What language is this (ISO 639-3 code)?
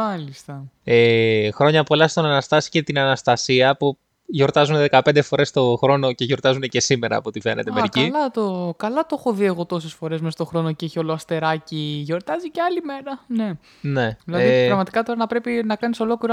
ell